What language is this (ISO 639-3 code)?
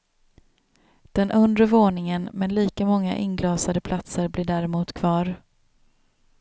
swe